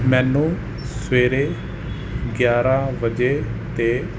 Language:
Punjabi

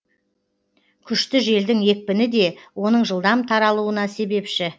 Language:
Kazakh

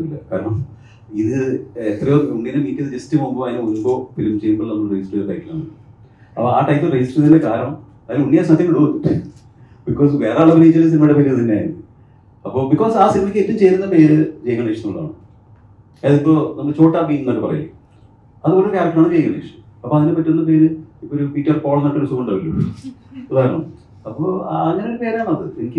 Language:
Malayalam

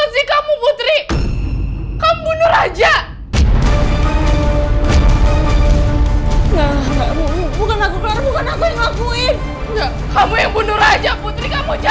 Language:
Indonesian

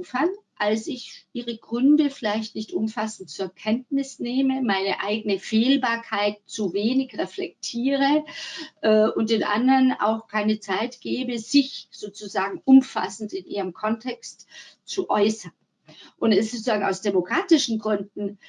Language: German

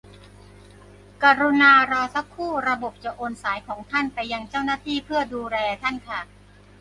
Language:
Thai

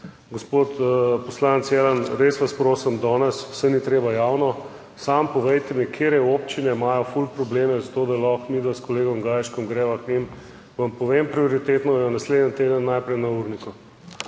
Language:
Slovenian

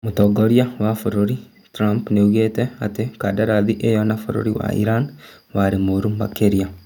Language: Kikuyu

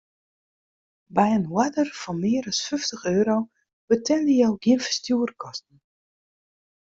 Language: Western Frisian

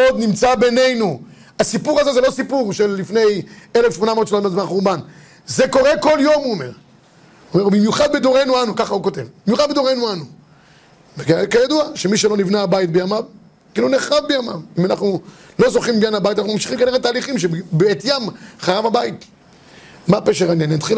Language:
Hebrew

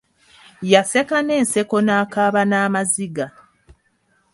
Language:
Ganda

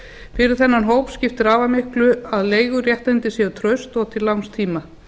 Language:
Icelandic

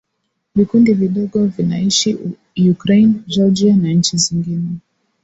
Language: Swahili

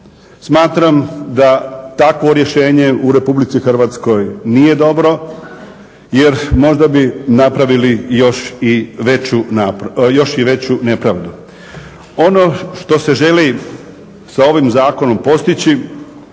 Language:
Croatian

